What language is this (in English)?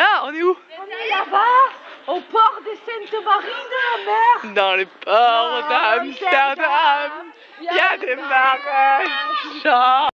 French